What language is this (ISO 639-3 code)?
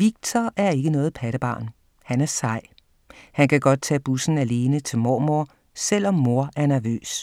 dan